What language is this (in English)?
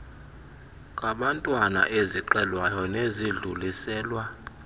Xhosa